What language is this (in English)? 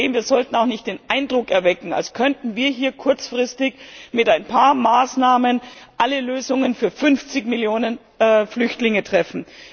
German